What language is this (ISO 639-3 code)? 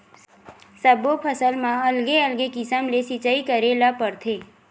hne